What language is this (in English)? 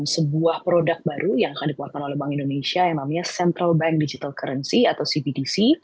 Indonesian